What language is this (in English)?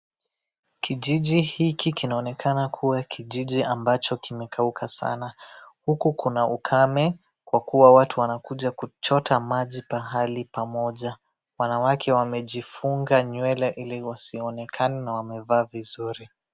Swahili